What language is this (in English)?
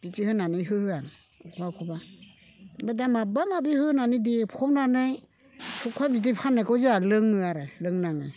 Bodo